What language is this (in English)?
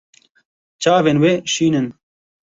Kurdish